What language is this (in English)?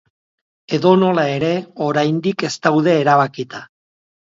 Basque